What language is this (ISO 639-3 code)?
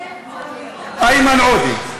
heb